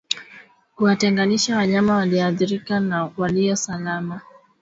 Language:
Swahili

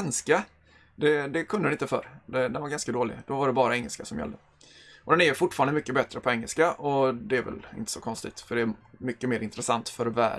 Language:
Swedish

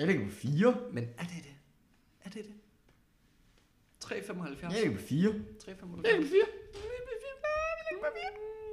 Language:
Danish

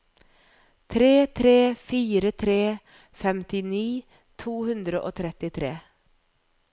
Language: Norwegian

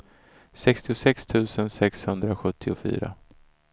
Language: Swedish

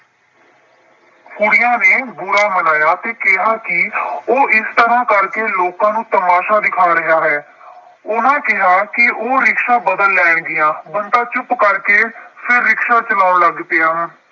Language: Punjabi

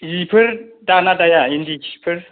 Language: Bodo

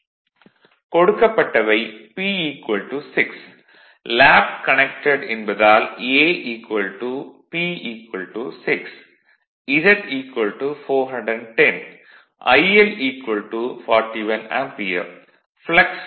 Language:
Tamil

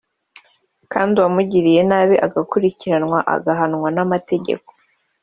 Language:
Kinyarwanda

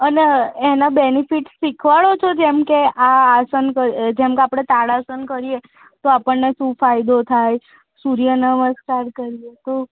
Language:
Gujarati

